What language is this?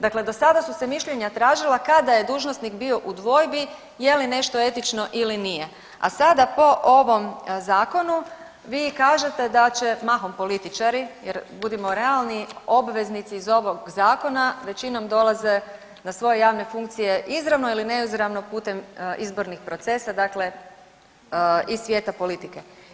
Croatian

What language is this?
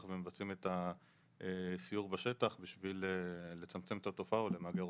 Hebrew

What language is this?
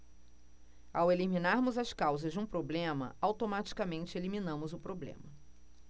Portuguese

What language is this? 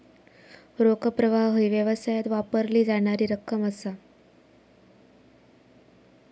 Marathi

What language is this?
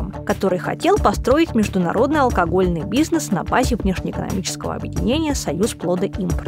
Russian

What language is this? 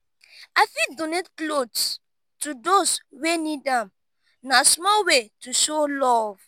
Nigerian Pidgin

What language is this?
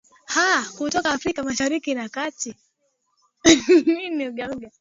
Swahili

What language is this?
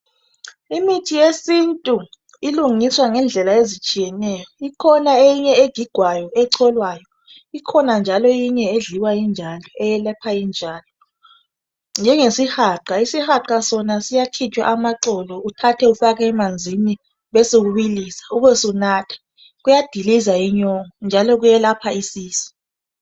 North Ndebele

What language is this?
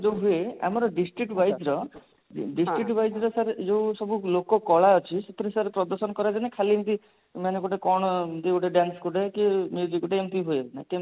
Odia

